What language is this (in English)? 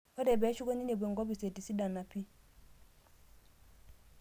Masai